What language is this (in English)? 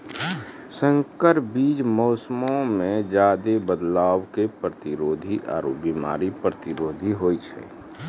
Maithili